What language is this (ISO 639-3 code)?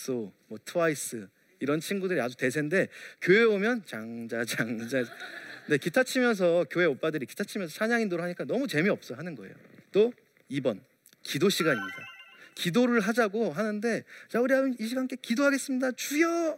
kor